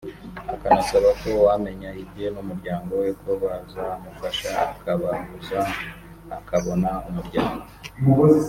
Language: Kinyarwanda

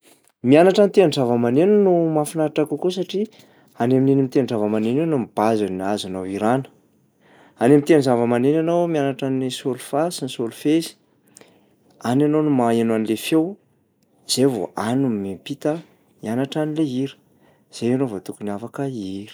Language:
Malagasy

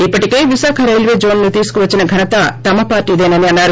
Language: Telugu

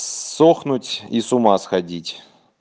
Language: Russian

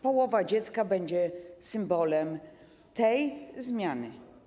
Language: Polish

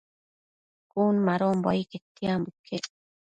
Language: Matsés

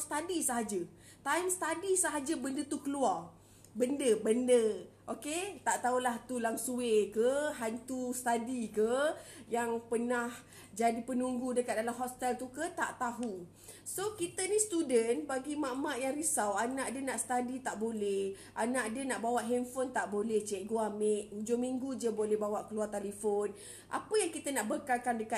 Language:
Malay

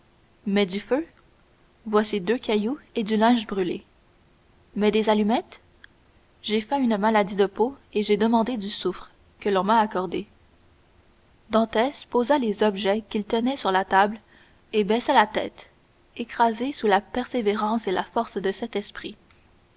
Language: French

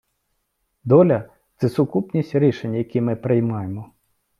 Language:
Ukrainian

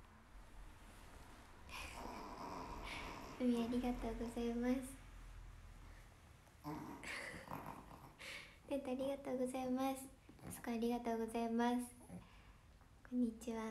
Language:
Japanese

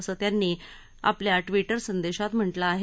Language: Marathi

